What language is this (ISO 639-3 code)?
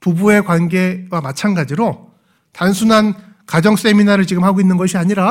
kor